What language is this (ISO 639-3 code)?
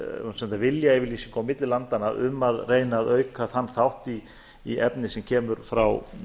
isl